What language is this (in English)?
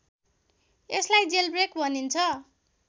Nepali